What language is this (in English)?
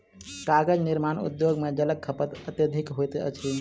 Maithili